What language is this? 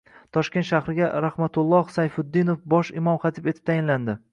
Uzbek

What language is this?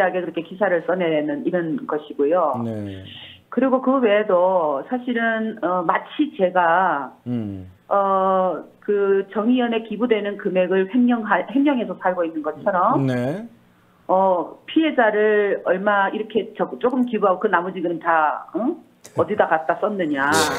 Korean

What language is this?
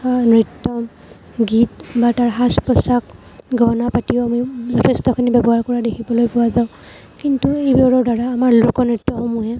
Assamese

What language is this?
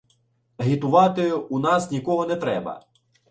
Ukrainian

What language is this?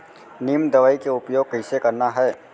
Chhattisgarhi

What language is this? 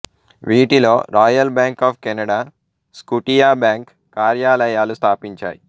Telugu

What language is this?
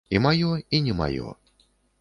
Belarusian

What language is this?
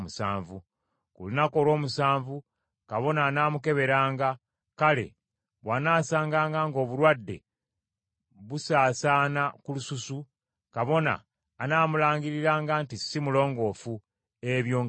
Ganda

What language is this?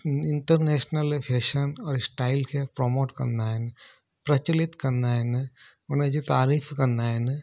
Sindhi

